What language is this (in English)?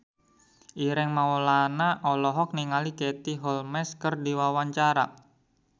Sundanese